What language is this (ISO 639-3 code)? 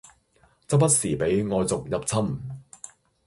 yue